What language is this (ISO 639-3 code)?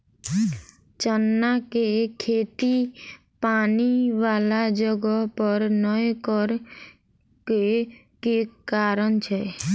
mai